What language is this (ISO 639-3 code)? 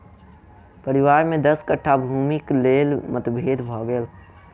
mai